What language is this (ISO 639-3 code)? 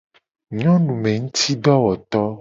gej